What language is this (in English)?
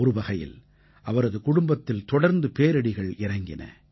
Tamil